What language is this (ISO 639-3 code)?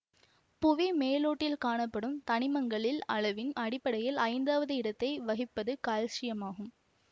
tam